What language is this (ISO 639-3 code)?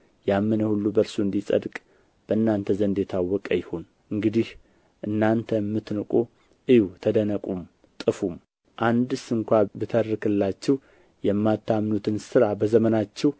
amh